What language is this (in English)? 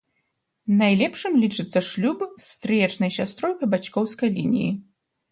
Belarusian